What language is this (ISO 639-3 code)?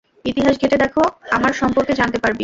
ben